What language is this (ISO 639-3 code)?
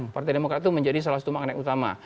ind